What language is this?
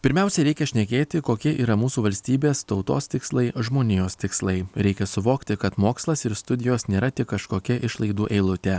Lithuanian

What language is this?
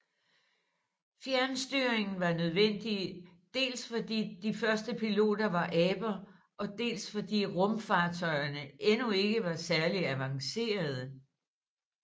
Danish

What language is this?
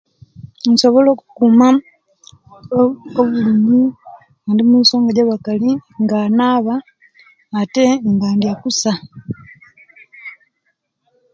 Kenyi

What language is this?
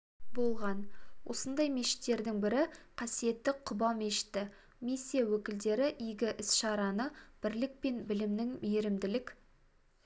Kazakh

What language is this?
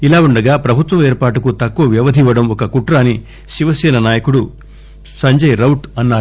Telugu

